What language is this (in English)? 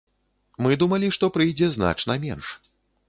Belarusian